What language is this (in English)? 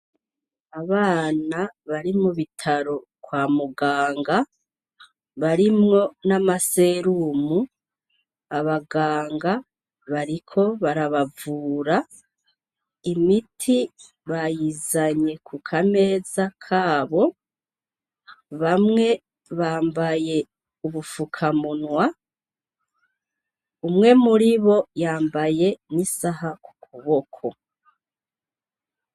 Rundi